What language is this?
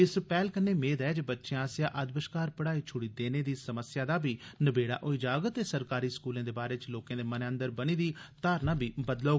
Dogri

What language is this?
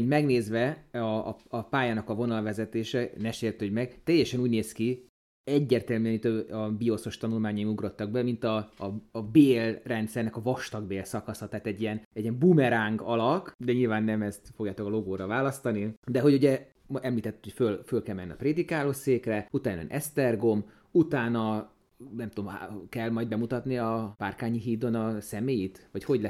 Hungarian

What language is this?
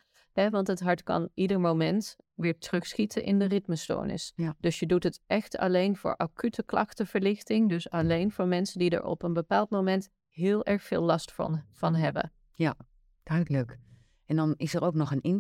Dutch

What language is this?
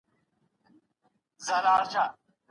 Pashto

